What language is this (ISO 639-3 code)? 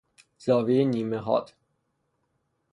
fas